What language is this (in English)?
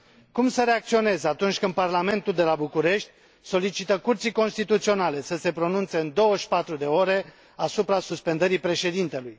Romanian